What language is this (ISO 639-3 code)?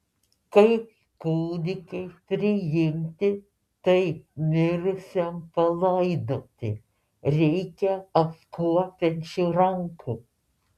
lit